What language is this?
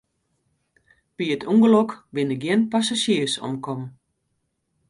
Western Frisian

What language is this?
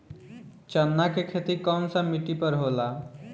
Bhojpuri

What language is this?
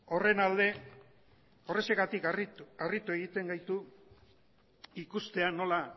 Basque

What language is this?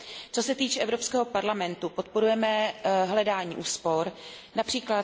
Czech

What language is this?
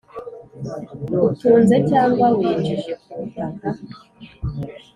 Kinyarwanda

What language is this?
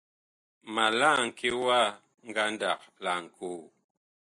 Bakoko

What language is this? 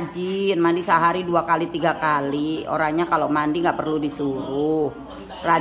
Indonesian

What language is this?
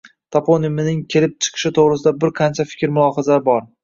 Uzbek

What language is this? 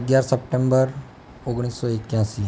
Gujarati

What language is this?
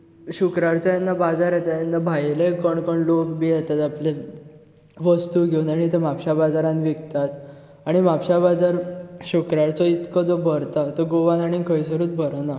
Konkani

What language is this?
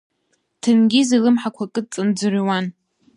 Abkhazian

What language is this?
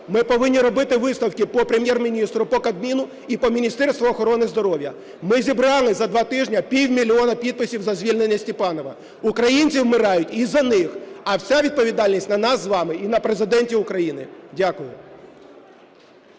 Ukrainian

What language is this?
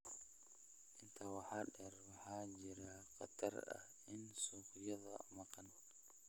Somali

